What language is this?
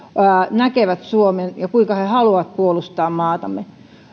Finnish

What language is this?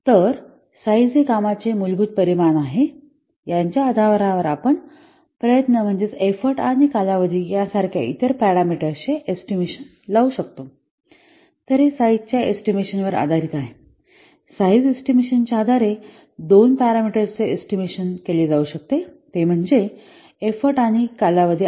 Marathi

